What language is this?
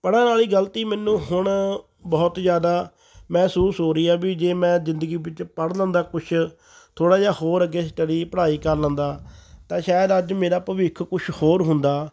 Punjabi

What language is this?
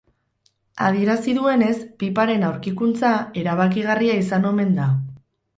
Basque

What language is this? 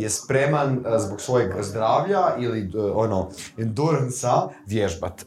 Croatian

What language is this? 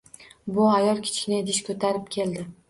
Uzbek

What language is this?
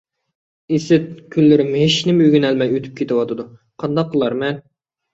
Uyghur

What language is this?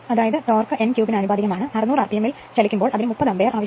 Malayalam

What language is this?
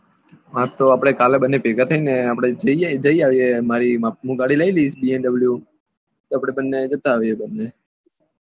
Gujarati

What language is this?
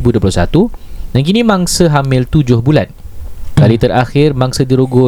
Malay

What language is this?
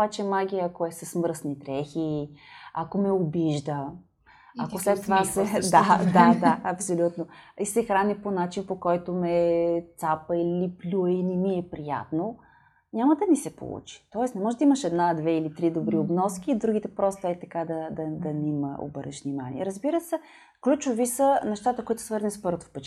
Bulgarian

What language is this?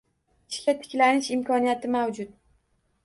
Uzbek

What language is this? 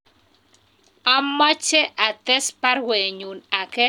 Kalenjin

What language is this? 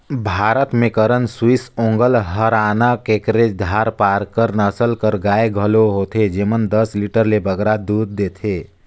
Chhattisgarhi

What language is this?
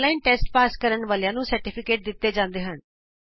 Punjabi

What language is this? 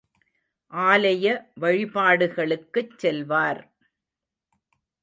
Tamil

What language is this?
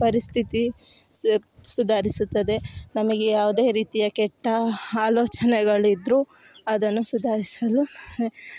Kannada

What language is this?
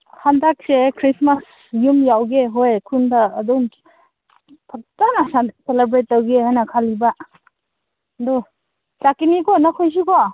Manipuri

